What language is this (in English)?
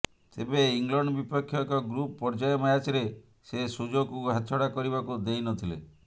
Odia